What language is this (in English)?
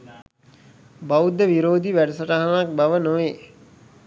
Sinhala